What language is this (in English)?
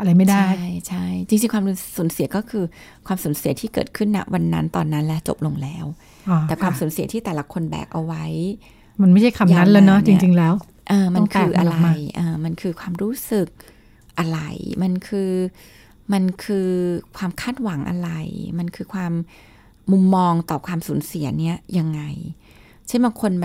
Thai